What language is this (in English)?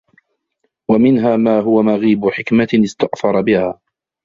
Arabic